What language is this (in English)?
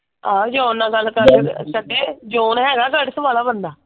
Punjabi